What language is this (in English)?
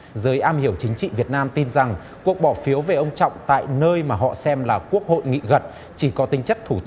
Vietnamese